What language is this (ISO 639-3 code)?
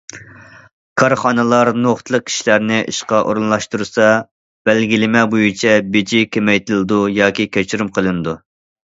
uig